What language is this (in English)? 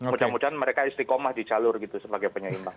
Indonesian